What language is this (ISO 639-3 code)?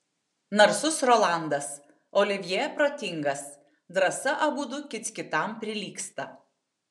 lit